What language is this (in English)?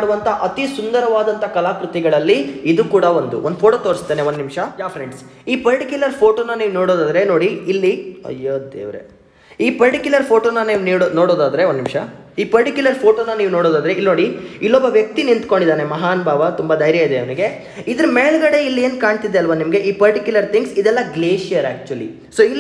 Kannada